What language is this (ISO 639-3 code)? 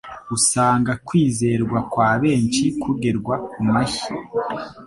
kin